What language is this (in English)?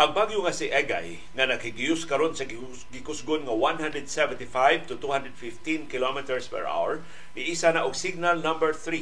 Filipino